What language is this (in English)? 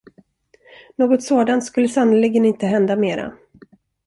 Swedish